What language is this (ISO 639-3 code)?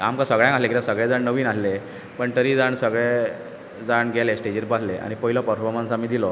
kok